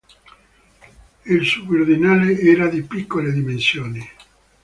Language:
Italian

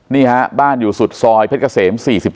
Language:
Thai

